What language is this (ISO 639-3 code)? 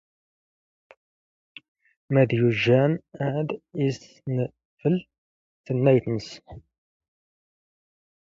zgh